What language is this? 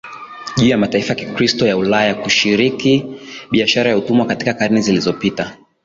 Swahili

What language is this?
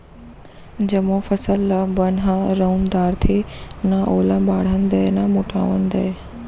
Chhattisgarhi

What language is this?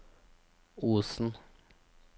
Norwegian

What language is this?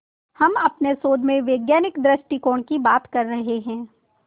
Hindi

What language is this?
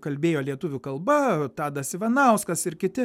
Lithuanian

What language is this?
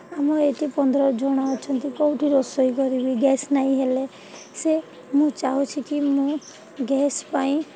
Odia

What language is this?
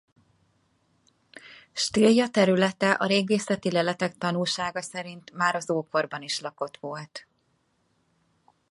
Hungarian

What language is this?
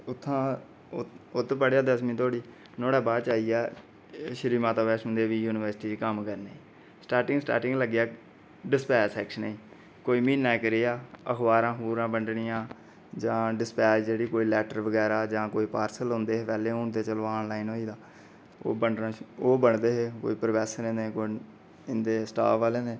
Dogri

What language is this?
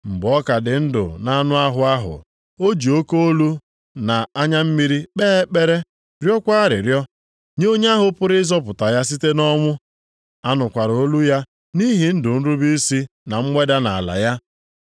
Igbo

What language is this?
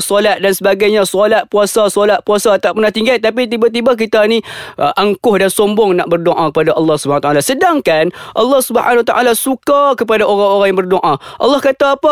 Malay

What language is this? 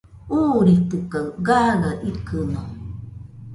Nüpode Huitoto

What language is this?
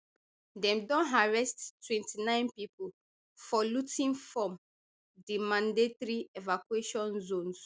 Nigerian Pidgin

